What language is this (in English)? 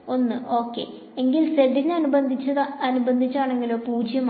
Malayalam